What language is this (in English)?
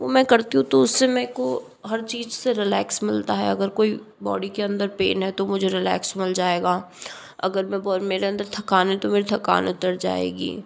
Hindi